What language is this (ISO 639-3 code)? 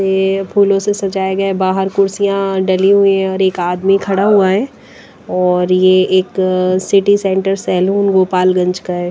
hin